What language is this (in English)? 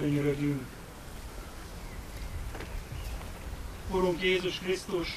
Hungarian